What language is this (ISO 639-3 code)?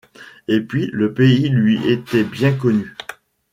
fra